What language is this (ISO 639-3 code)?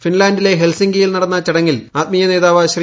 mal